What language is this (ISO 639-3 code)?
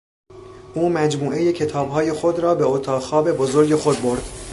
fas